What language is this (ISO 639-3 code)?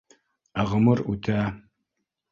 bak